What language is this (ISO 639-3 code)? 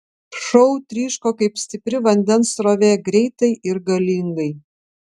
lit